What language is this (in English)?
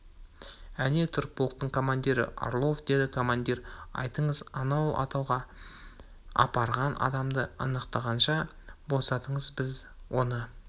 Kazakh